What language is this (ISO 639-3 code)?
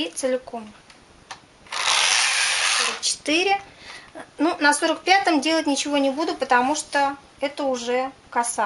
rus